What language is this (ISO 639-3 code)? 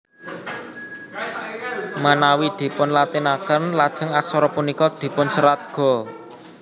jav